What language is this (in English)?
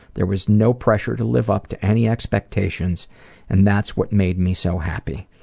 English